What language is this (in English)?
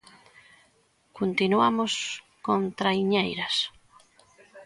Galician